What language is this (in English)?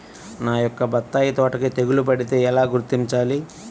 Telugu